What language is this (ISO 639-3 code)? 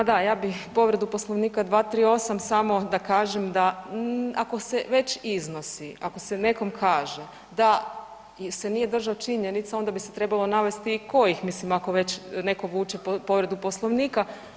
hrv